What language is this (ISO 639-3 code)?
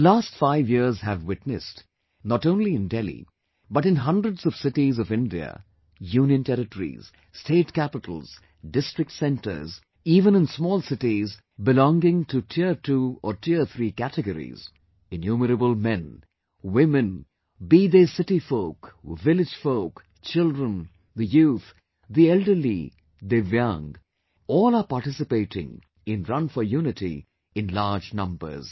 eng